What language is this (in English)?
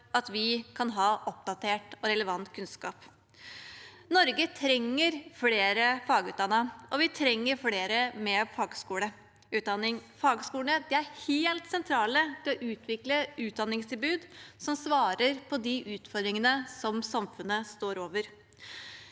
Norwegian